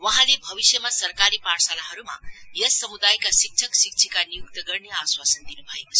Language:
Nepali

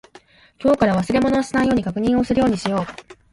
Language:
Japanese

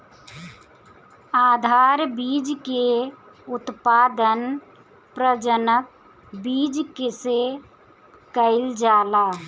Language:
Bhojpuri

